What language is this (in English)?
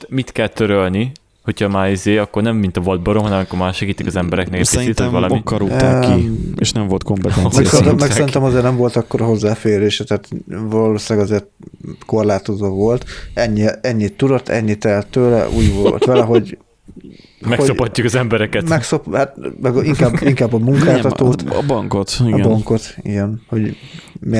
Hungarian